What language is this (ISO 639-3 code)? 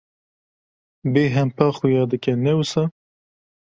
kur